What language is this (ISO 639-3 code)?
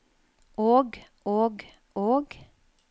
nor